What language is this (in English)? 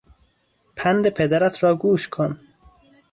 Persian